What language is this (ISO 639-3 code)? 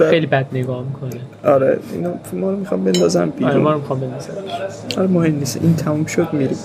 fas